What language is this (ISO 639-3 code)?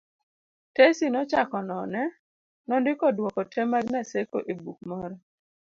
luo